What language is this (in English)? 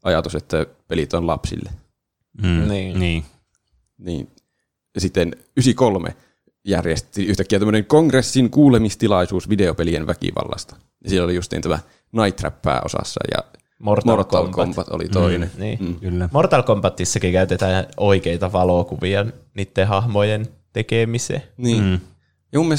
Finnish